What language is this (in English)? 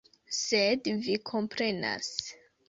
Esperanto